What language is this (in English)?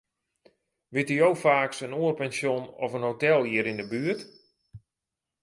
Western Frisian